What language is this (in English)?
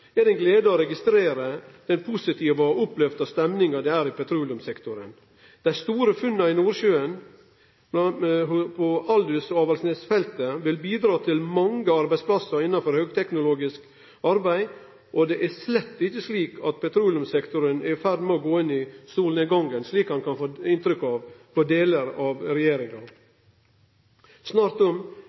Norwegian Nynorsk